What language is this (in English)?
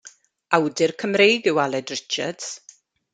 Welsh